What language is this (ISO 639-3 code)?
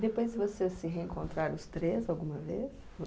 por